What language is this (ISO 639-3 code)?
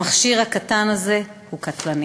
heb